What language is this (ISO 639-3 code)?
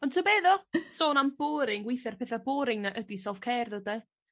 cym